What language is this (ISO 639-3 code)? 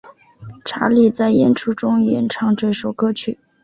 zho